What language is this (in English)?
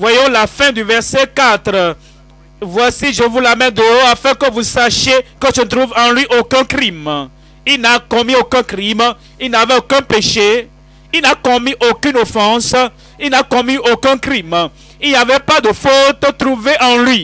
French